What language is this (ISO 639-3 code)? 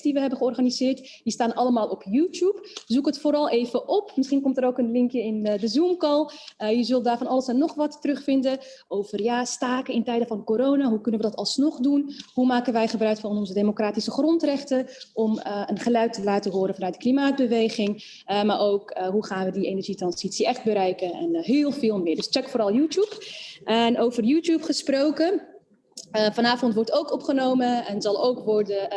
nld